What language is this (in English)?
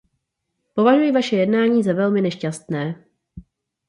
Czech